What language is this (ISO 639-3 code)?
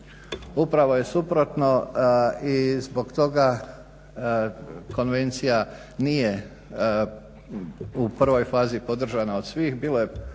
hrv